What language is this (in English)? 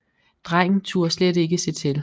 Danish